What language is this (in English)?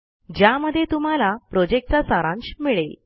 Marathi